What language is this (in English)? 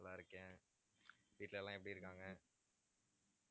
Tamil